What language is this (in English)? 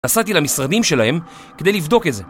Hebrew